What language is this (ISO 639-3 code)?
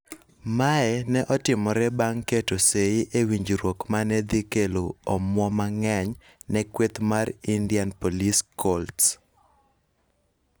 luo